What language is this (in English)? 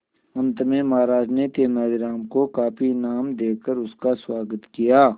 Hindi